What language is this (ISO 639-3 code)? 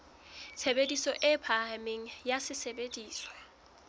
sot